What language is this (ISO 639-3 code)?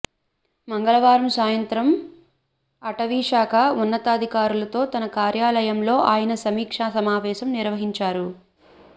tel